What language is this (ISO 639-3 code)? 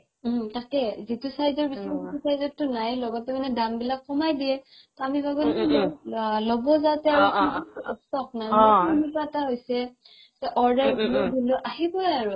asm